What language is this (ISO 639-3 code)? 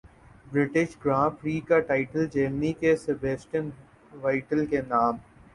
urd